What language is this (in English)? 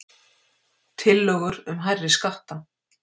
Icelandic